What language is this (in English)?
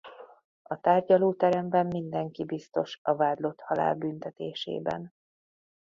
Hungarian